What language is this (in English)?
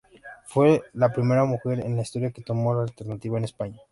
Spanish